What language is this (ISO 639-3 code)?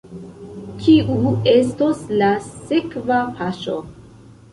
epo